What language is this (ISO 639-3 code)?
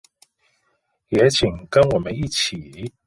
zho